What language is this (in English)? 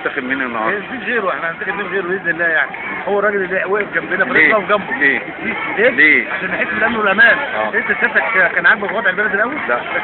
Arabic